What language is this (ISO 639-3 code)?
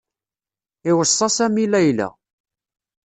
kab